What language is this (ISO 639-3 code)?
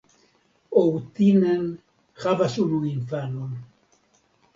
epo